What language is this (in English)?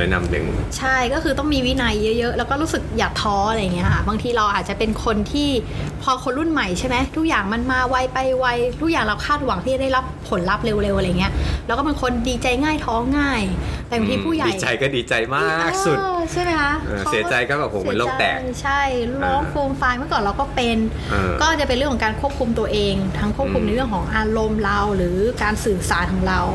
Thai